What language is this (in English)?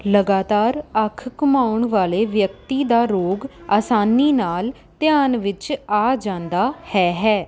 Punjabi